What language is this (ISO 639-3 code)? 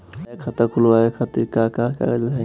bho